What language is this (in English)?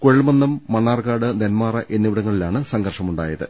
Malayalam